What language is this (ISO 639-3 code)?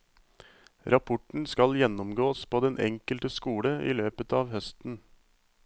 nor